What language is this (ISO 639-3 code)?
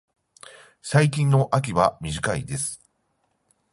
jpn